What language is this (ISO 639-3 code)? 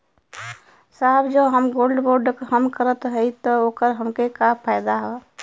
bho